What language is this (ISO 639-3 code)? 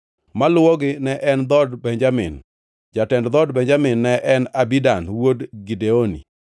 luo